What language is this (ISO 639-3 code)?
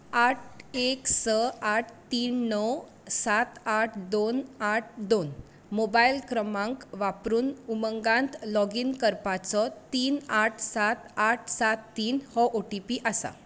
kok